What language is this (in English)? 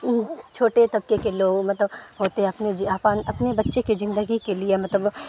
Urdu